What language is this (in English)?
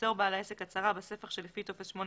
Hebrew